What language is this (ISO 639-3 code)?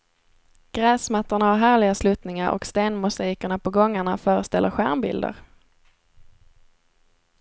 swe